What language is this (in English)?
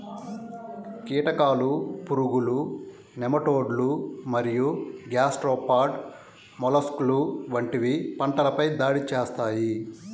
Telugu